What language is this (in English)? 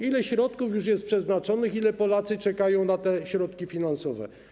Polish